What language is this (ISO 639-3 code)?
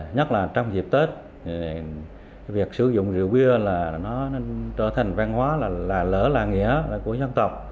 vie